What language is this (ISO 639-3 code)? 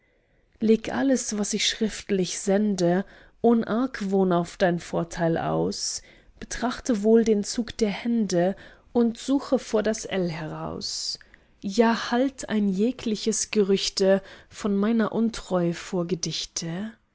deu